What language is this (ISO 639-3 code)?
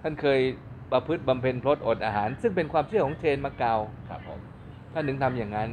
tha